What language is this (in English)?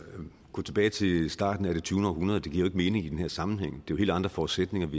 Danish